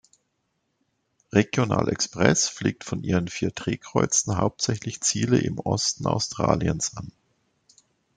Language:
German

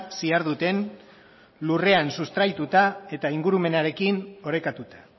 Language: Basque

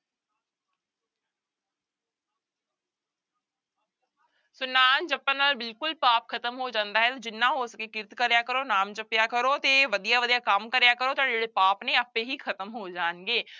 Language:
Punjabi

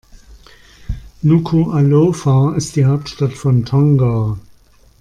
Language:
German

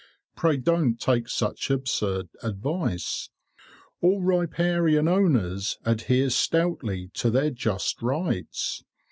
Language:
English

